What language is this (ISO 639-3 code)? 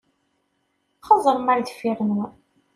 kab